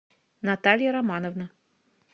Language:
Russian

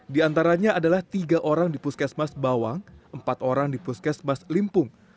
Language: Indonesian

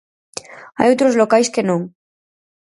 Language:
Galician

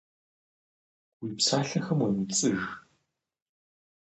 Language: Kabardian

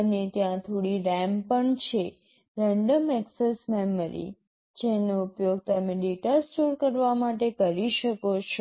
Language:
Gujarati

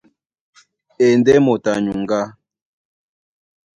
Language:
Duala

